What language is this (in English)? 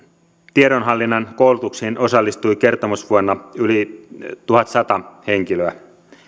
Finnish